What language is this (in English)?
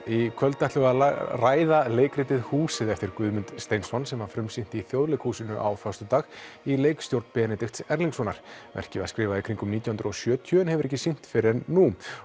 Icelandic